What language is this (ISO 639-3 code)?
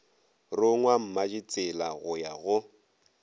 nso